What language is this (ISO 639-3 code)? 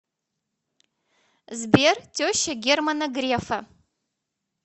rus